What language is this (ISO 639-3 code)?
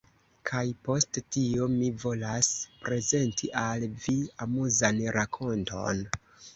epo